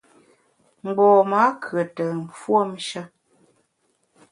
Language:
Bamun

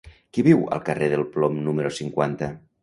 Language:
Catalan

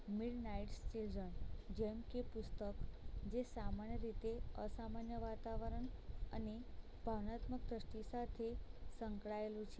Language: Gujarati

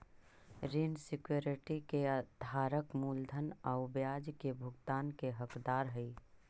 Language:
Magahi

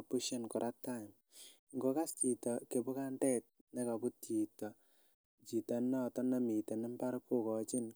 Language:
Kalenjin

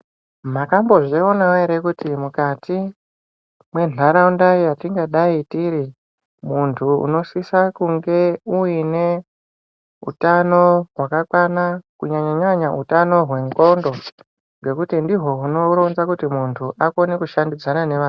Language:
Ndau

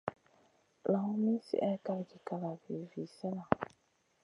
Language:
Masana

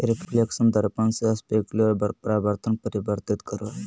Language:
Magahi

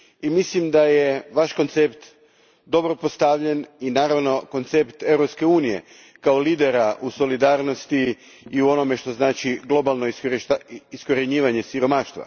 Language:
Croatian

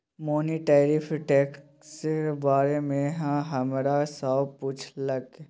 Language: Maithili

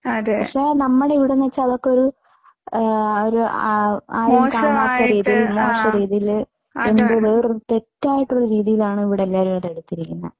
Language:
Malayalam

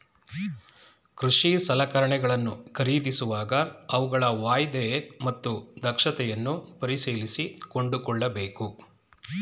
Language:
Kannada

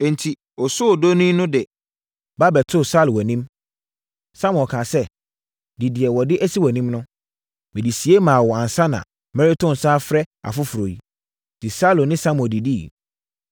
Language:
Akan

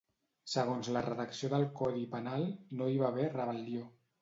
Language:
Catalan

